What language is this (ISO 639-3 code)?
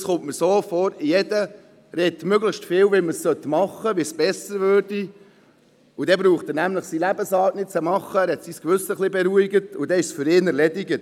gsw